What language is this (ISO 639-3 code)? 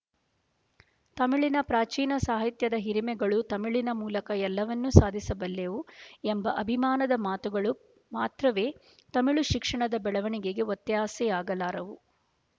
kan